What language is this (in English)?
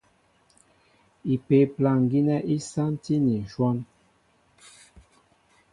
Mbo (Cameroon)